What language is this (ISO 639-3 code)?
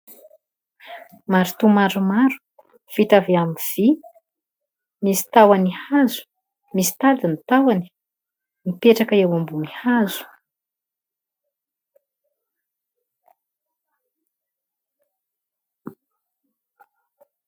mlg